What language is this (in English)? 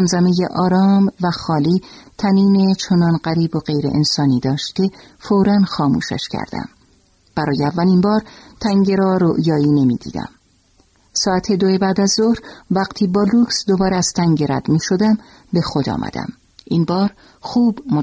Persian